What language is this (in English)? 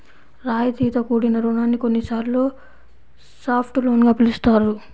Telugu